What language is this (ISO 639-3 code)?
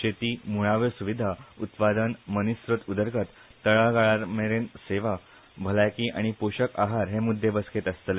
kok